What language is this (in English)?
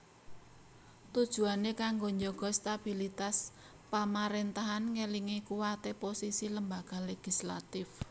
Javanese